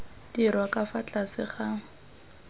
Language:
Tswana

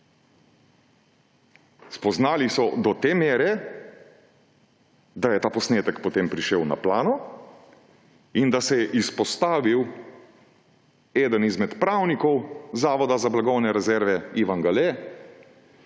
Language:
Slovenian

